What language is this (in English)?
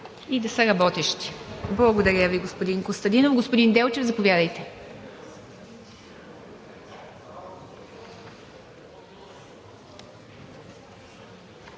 Bulgarian